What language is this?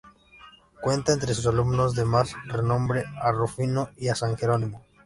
Spanish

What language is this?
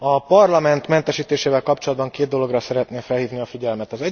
Hungarian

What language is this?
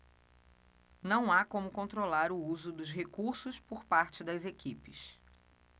Portuguese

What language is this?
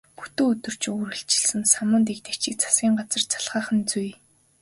Mongolian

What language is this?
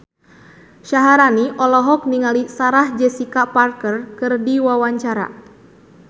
Sundanese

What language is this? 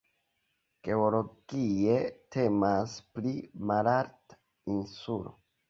Esperanto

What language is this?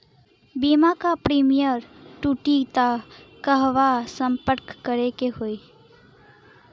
Bhojpuri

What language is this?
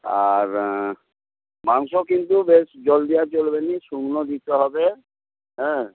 Bangla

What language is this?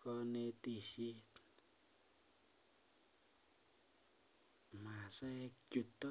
Kalenjin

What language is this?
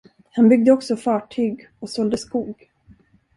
Swedish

